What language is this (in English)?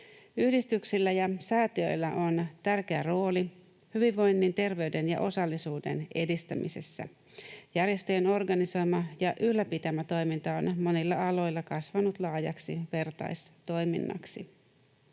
Finnish